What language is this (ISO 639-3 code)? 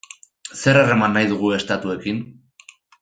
eus